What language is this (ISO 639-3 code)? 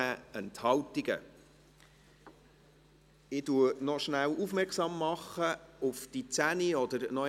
gsw